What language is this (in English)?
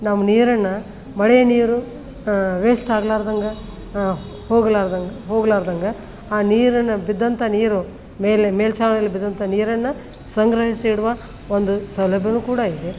Kannada